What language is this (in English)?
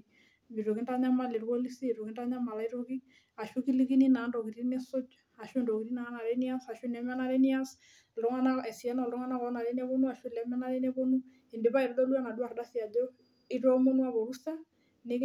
Masai